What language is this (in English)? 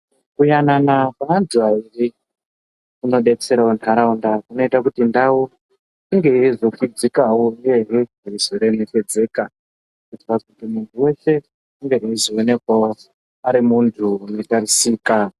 Ndau